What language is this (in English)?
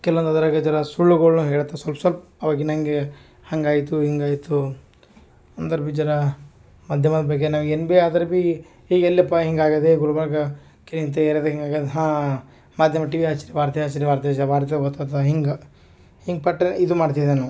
Kannada